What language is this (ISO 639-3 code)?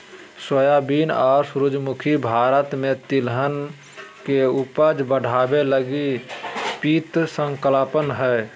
mag